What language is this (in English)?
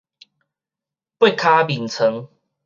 Min Nan Chinese